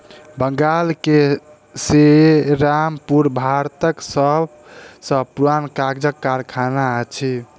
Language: Maithili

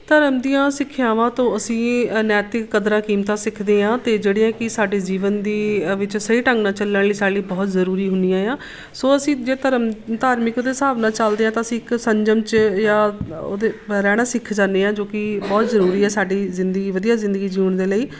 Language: Punjabi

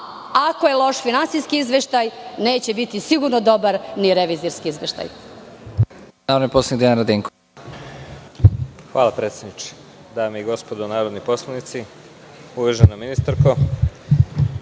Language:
Serbian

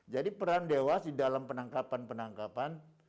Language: Indonesian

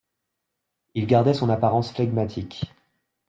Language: French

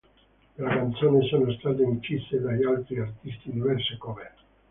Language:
Italian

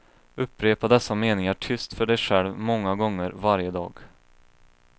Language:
Swedish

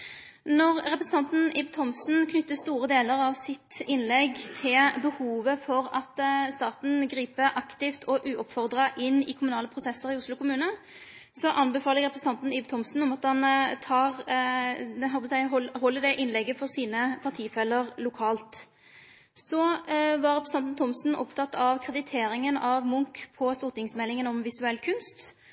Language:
Norwegian Nynorsk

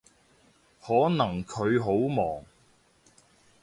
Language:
Cantonese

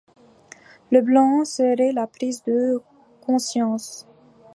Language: French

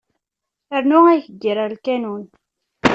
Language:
Kabyle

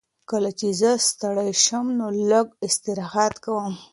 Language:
Pashto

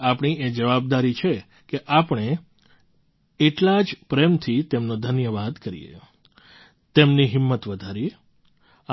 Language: Gujarati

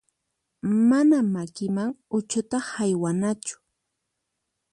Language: Puno Quechua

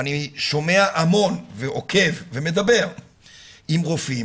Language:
Hebrew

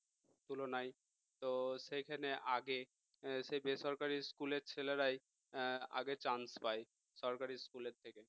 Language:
Bangla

